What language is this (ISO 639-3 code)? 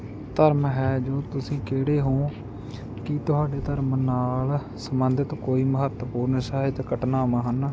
pan